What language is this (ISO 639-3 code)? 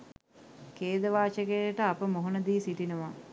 sin